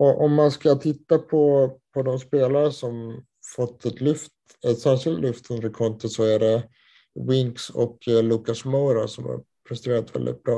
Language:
Swedish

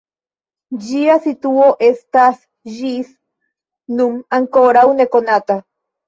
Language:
Esperanto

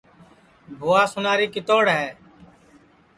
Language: Sansi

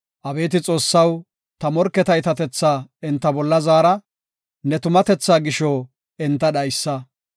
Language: Gofa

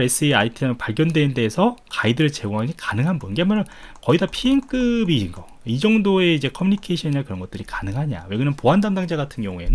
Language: Korean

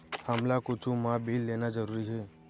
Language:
Chhattisgarhi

